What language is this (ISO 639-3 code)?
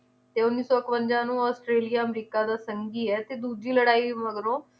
pan